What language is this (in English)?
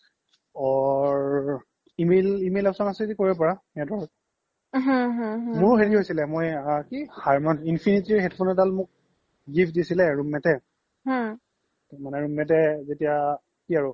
Assamese